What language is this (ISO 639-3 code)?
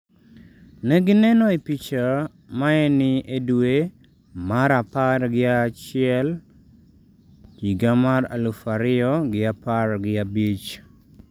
luo